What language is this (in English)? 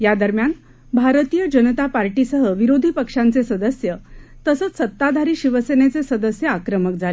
Marathi